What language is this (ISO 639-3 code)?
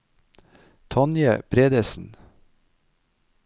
nor